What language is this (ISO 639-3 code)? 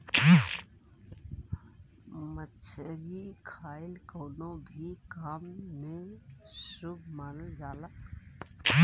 bho